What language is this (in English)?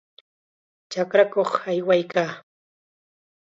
Chiquián Ancash Quechua